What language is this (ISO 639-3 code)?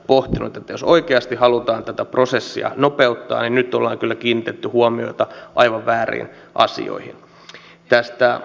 fin